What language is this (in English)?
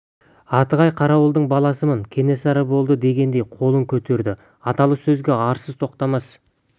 Kazakh